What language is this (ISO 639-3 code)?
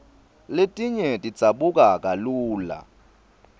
ssw